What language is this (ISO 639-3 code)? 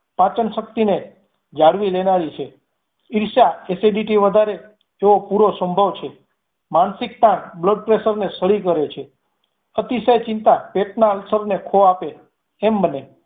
guj